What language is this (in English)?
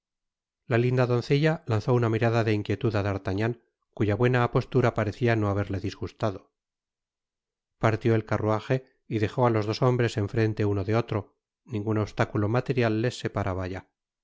Spanish